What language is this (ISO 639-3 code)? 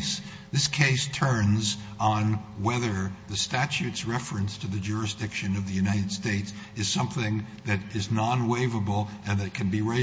eng